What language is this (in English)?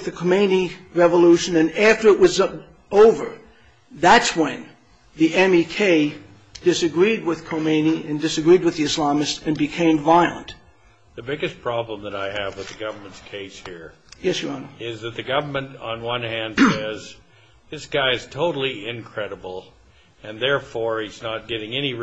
English